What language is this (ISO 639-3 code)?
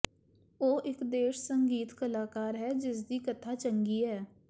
pan